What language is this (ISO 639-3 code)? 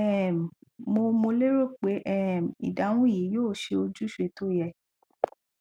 yor